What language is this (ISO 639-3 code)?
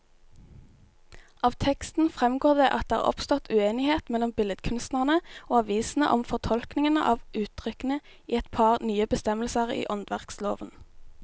nor